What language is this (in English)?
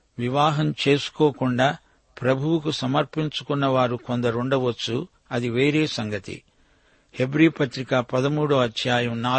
Telugu